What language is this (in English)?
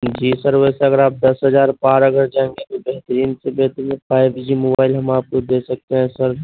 Urdu